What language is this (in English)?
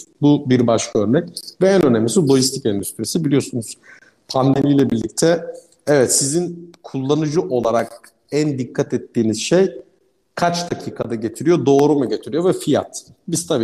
Turkish